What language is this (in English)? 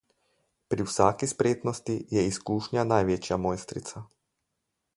Slovenian